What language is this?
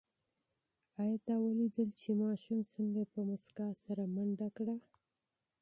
Pashto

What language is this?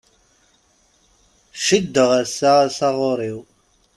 Kabyle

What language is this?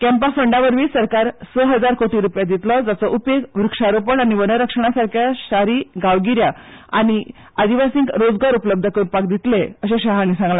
Konkani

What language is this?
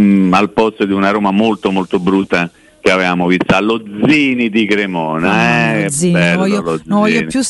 Italian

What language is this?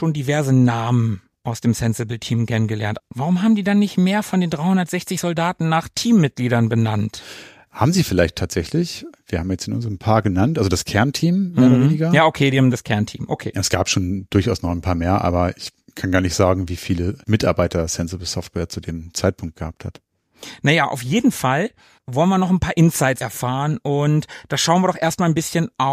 German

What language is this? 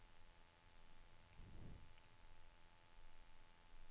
Norwegian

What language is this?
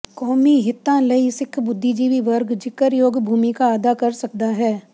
Punjabi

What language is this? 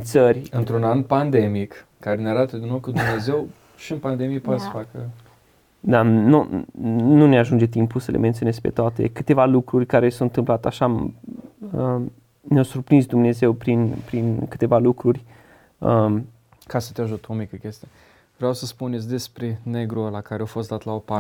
Romanian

